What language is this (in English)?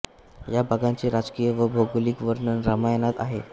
Marathi